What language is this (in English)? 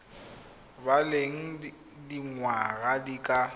Tswana